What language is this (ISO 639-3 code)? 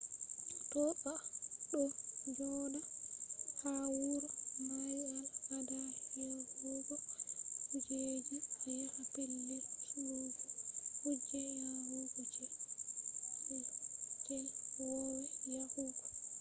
ful